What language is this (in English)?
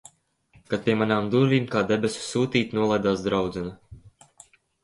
Latvian